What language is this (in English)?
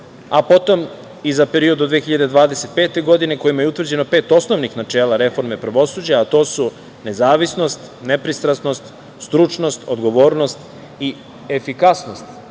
Serbian